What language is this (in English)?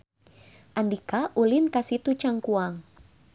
Sundanese